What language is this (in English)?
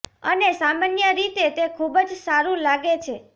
Gujarati